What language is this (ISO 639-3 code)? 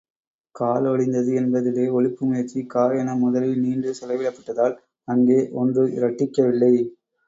tam